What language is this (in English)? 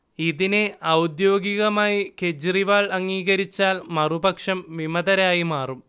Malayalam